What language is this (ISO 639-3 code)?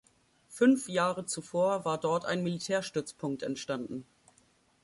deu